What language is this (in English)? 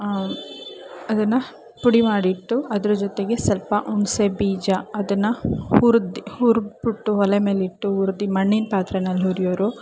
Kannada